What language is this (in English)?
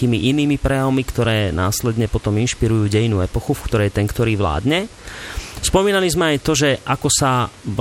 Slovak